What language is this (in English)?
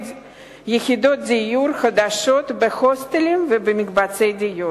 Hebrew